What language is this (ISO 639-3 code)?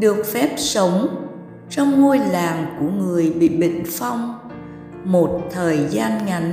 vie